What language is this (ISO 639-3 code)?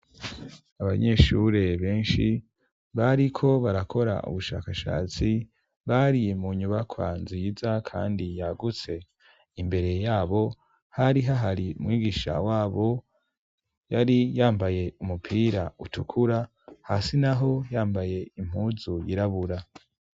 run